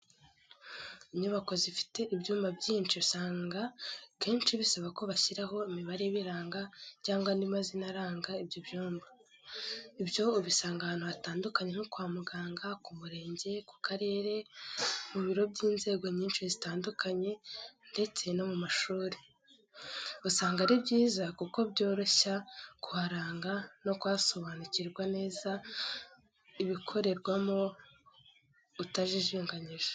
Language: Kinyarwanda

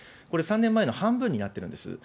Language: Japanese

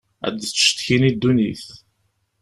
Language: Kabyle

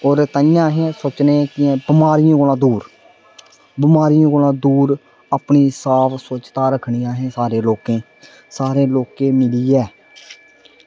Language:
Dogri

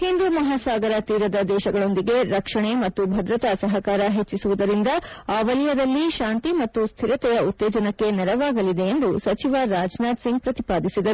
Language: Kannada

